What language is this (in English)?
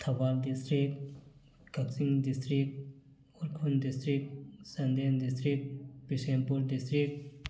Manipuri